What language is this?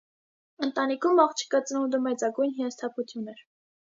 Armenian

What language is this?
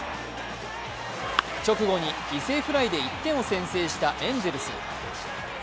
Japanese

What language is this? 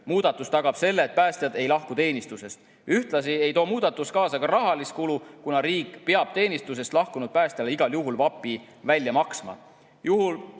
Estonian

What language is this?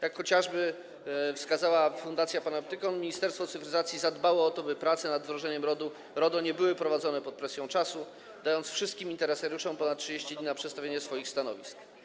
Polish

